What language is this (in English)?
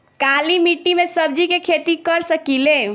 Bhojpuri